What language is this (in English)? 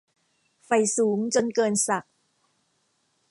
Thai